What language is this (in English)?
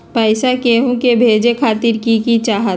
Magahi